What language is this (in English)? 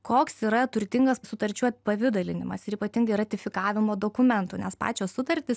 Lithuanian